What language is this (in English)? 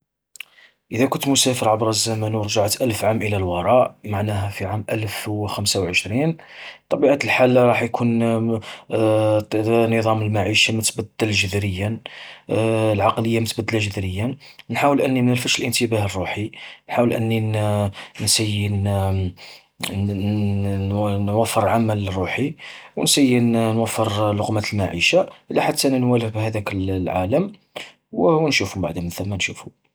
Algerian Arabic